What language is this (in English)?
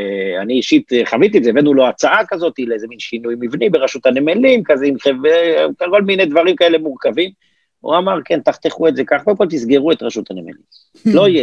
Hebrew